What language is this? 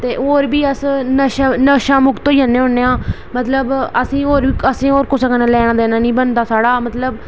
Dogri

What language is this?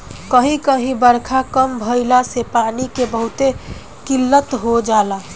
Bhojpuri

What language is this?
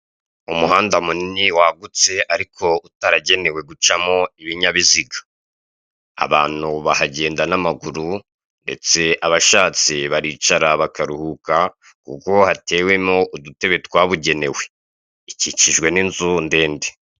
Kinyarwanda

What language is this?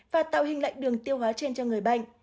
Vietnamese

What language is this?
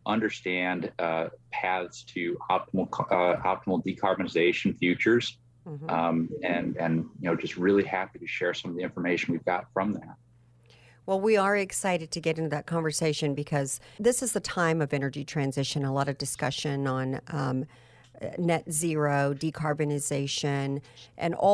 English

